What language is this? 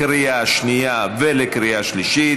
Hebrew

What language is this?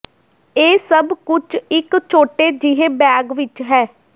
Punjabi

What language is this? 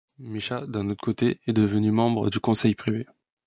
French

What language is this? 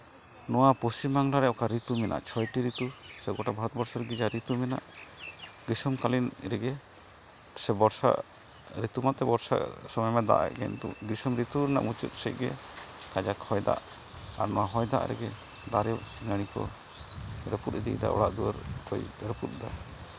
Santali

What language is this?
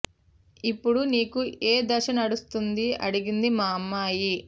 Telugu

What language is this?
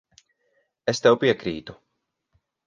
Latvian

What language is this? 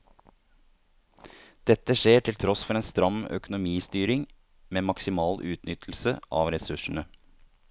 Norwegian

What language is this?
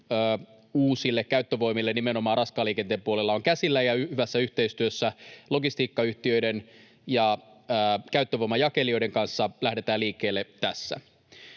Finnish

